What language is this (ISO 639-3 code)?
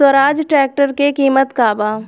bho